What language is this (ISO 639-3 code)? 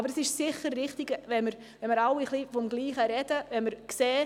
gsw